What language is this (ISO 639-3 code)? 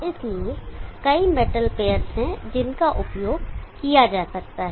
hin